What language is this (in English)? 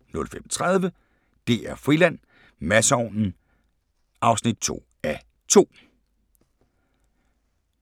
Danish